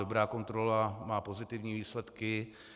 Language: Czech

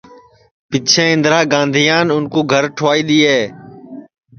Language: Sansi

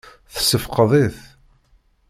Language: Kabyle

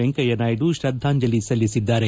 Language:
Kannada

